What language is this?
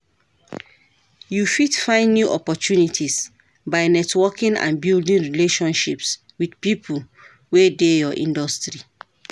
Nigerian Pidgin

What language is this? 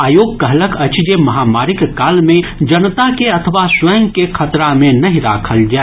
Maithili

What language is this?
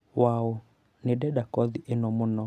Kikuyu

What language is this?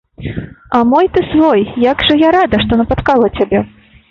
Belarusian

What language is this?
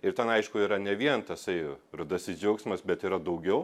Lithuanian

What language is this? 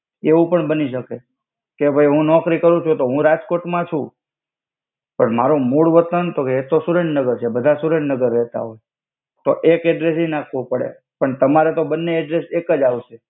Gujarati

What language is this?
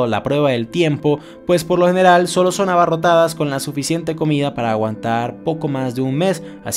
Spanish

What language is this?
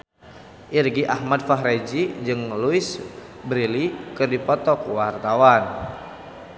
Sundanese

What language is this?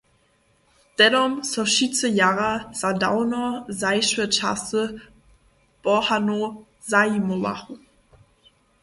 Upper Sorbian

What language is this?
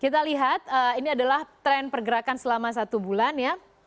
Indonesian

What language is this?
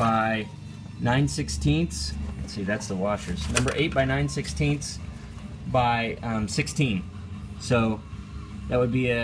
English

